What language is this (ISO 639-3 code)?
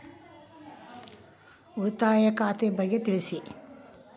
kan